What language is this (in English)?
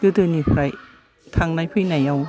Bodo